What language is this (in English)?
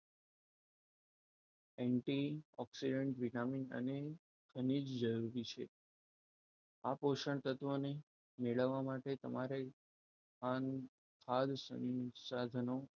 Gujarati